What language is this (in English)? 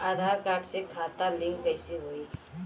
Bhojpuri